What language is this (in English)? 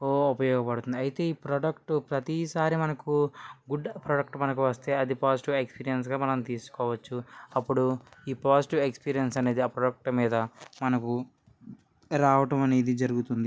Telugu